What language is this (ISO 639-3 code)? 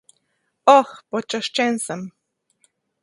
slv